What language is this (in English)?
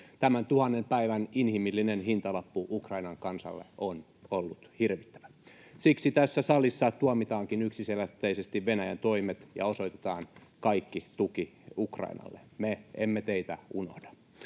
Finnish